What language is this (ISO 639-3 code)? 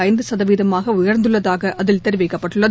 tam